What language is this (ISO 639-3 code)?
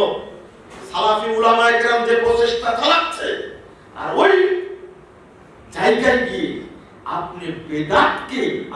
ind